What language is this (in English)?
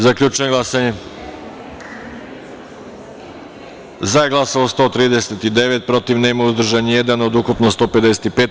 Serbian